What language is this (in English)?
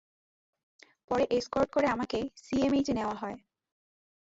Bangla